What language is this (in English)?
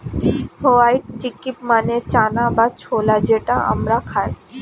Bangla